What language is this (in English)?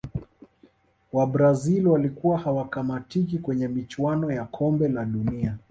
Swahili